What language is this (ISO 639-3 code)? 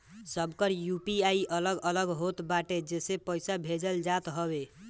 bho